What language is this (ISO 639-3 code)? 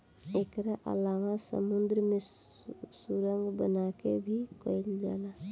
bho